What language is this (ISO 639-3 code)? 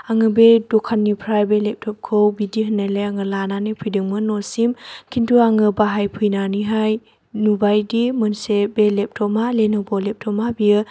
brx